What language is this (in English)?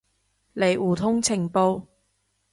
Cantonese